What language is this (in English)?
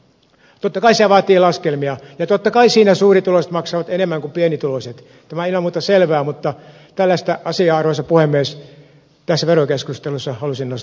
Finnish